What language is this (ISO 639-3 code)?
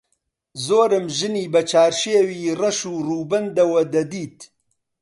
ckb